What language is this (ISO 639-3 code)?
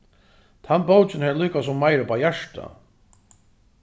fao